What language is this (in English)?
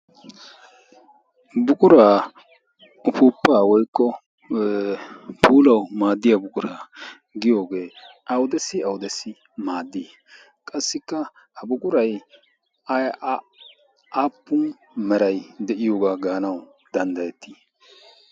Wolaytta